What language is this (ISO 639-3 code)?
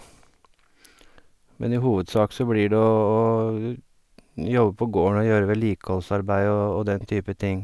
nor